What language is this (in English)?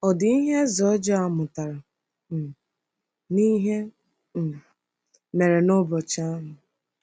Igbo